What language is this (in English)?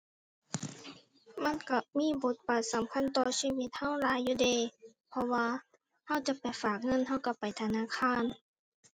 Thai